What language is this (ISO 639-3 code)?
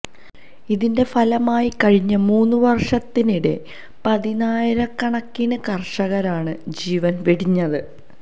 mal